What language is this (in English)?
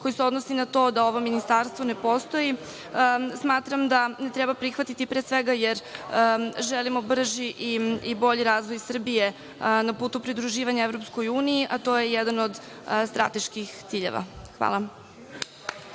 Serbian